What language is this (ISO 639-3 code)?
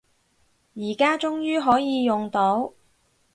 yue